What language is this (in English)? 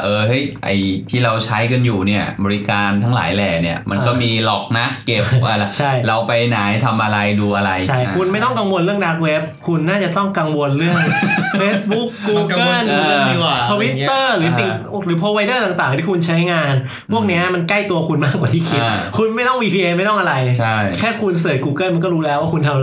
Thai